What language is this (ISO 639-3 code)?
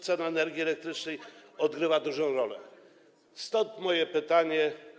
pol